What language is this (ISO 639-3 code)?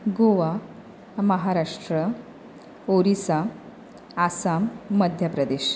kok